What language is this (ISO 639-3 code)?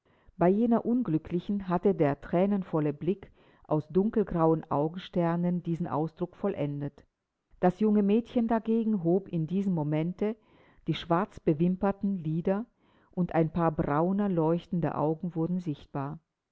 deu